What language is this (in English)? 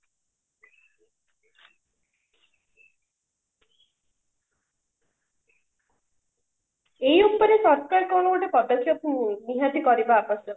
Odia